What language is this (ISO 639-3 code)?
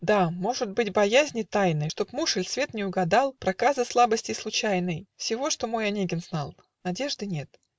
rus